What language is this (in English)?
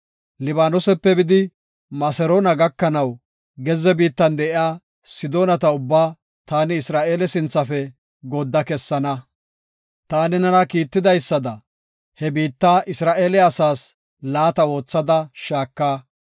Gofa